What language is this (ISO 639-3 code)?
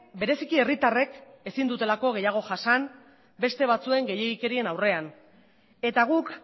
eus